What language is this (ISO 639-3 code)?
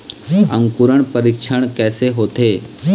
hne